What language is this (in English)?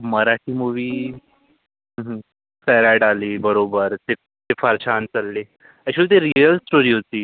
Marathi